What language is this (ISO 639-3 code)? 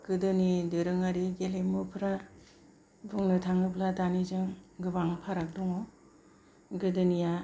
brx